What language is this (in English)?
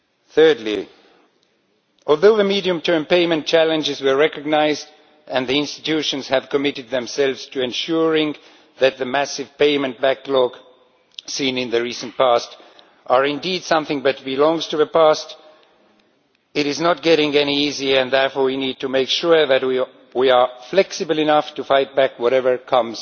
English